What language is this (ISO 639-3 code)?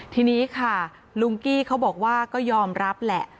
tha